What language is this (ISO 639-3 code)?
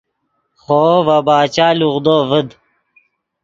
ydg